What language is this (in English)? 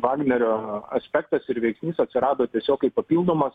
Lithuanian